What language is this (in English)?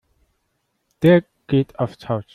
German